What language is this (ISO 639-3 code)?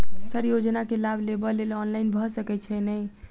mai